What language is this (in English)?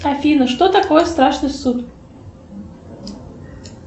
Russian